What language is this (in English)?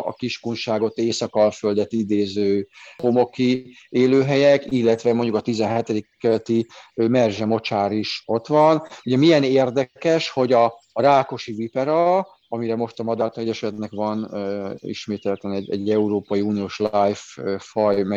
Hungarian